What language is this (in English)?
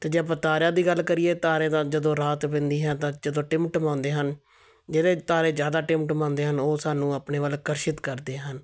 Punjabi